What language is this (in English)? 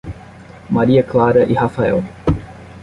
Portuguese